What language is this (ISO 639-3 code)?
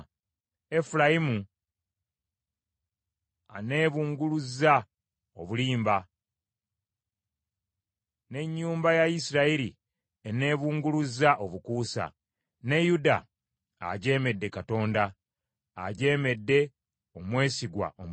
lug